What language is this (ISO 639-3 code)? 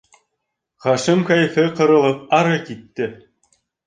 bak